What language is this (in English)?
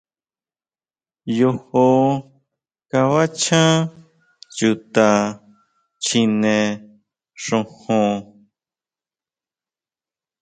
Huautla Mazatec